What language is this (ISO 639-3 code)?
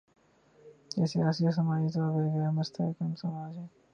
urd